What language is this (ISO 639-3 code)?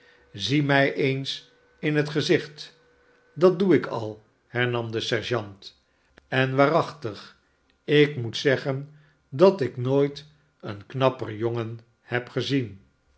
nld